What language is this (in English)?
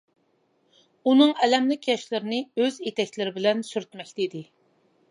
Uyghur